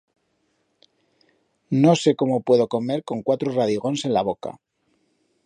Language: Aragonese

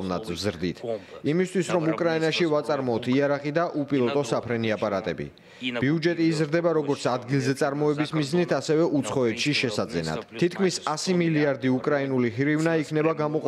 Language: Romanian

